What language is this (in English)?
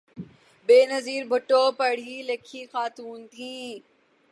Urdu